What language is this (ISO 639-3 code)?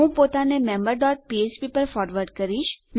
guj